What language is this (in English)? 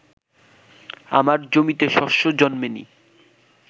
Bangla